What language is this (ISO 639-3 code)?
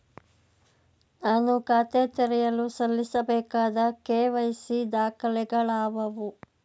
kan